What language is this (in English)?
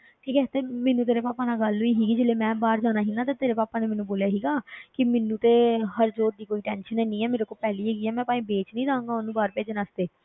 Punjabi